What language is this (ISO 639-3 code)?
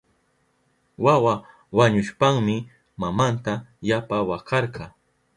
qup